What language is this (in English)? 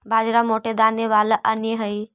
Magahi